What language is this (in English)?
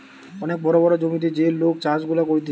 Bangla